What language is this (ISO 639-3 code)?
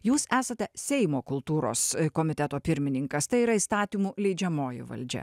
lit